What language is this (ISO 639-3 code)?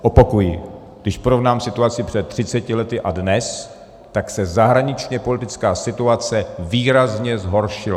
ces